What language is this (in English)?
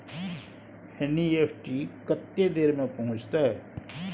Maithili